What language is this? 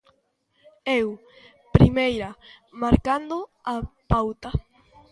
Galician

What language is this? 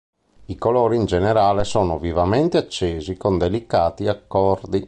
Italian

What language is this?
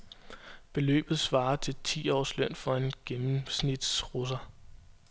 Danish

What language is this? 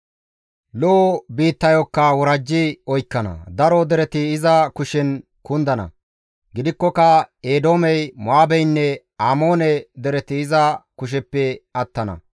Gamo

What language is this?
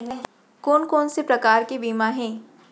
Chhattisgarhi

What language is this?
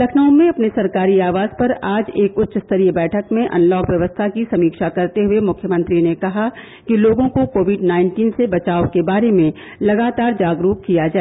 Hindi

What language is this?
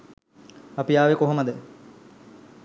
Sinhala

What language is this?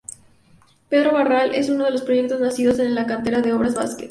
Spanish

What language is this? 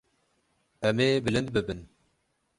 Kurdish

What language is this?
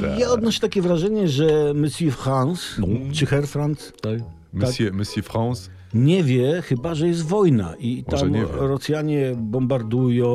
Polish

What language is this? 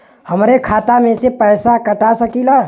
Bhojpuri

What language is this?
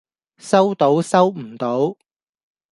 Cantonese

